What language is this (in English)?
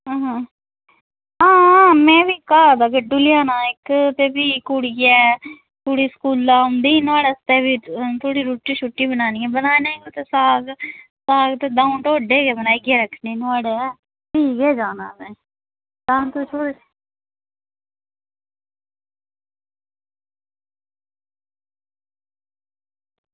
Dogri